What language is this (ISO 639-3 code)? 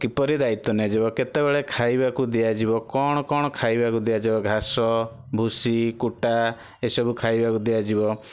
ori